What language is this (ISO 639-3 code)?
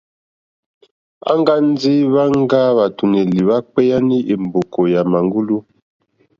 bri